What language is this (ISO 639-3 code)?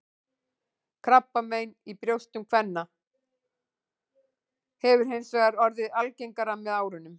isl